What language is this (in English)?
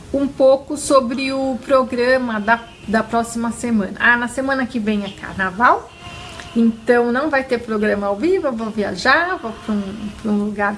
Portuguese